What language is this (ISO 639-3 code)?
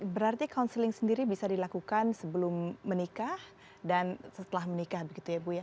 ind